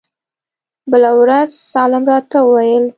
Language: Pashto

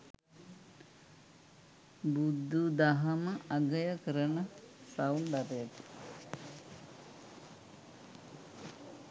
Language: Sinhala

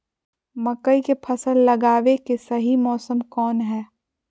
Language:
Magahi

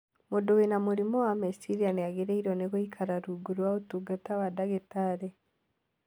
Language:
Kikuyu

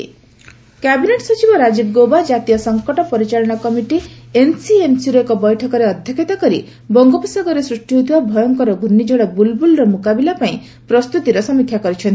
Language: Odia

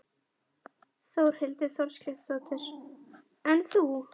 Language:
Icelandic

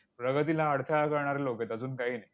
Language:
Marathi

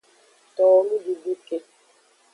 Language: Aja (Benin)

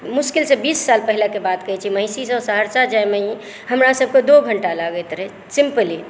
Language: Maithili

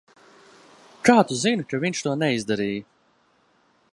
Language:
Latvian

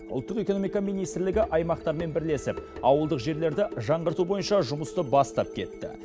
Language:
Kazakh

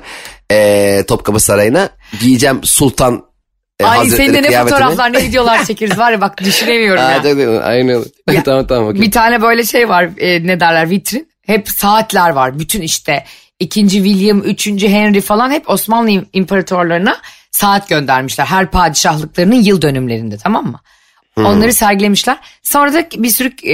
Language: Turkish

